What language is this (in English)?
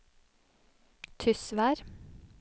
Norwegian